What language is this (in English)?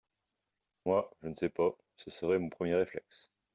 French